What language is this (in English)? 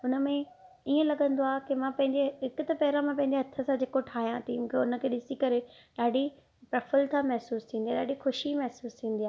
Sindhi